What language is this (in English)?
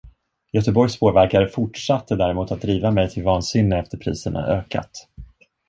Swedish